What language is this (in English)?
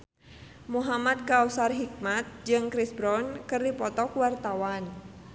Sundanese